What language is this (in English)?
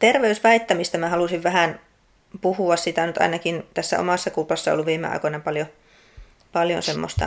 Finnish